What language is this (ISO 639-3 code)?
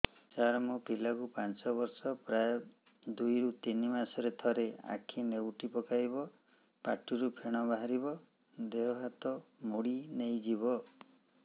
ori